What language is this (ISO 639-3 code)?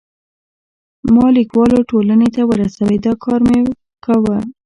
pus